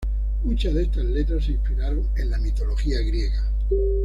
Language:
Spanish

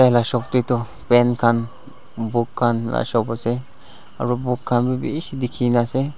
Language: Naga Pidgin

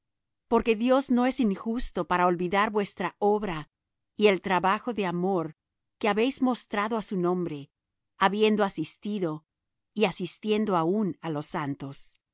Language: Spanish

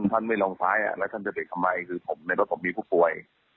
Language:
Thai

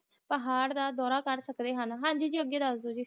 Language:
Punjabi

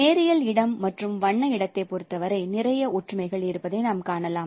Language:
Tamil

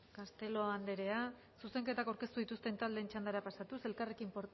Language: Basque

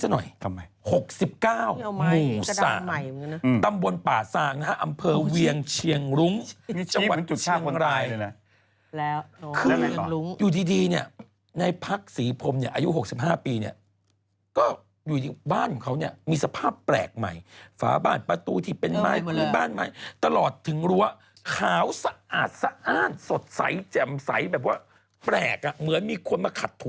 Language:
Thai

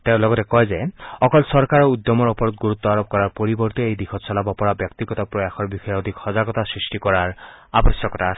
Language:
Assamese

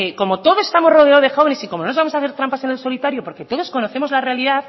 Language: Spanish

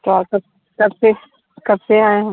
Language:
Hindi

